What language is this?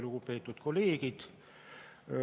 Estonian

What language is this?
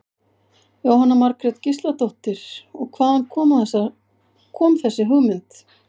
Icelandic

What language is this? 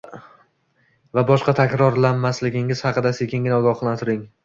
Uzbek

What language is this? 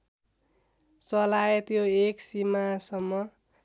Nepali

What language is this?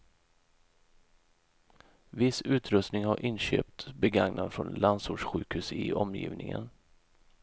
Swedish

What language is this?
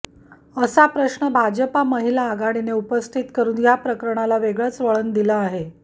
Marathi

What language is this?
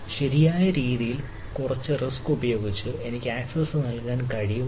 Malayalam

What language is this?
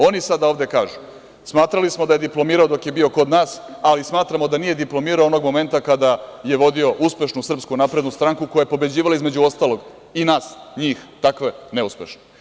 Serbian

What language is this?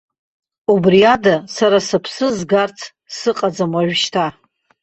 Abkhazian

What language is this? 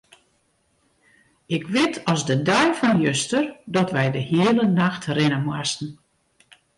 Western Frisian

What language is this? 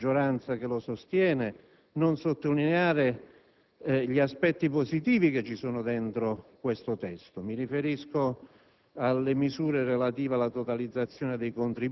Italian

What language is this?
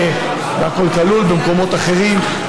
Hebrew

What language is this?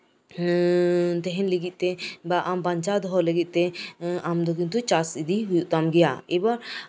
Santali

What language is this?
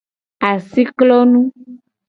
Gen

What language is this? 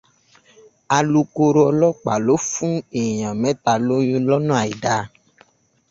Yoruba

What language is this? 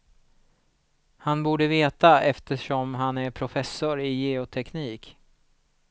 Swedish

